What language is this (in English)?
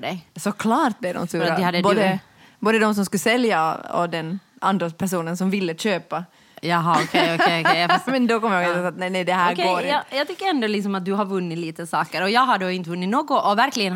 Swedish